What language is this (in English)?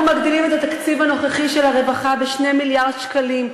Hebrew